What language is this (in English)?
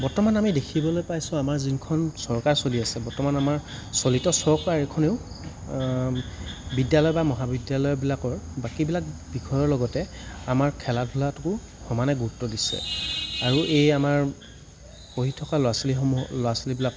Assamese